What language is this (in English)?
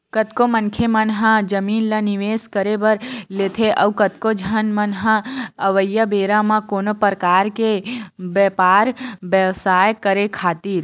Chhattisgarhi